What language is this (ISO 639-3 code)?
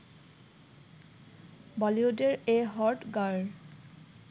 ben